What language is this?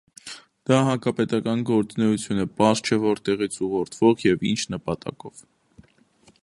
Armenian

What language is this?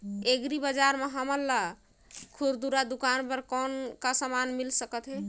Chhattisgarhi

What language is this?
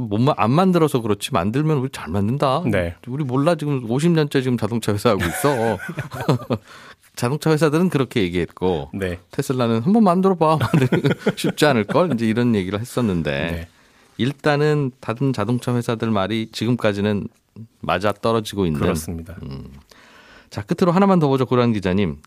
Korean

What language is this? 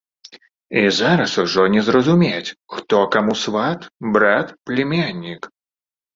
Belarusian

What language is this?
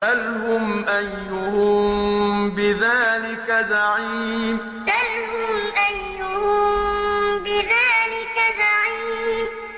Arabic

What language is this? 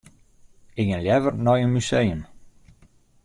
Western Frisian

